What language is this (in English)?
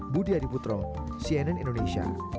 Indonesian